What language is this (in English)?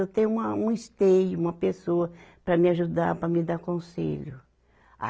Portuguese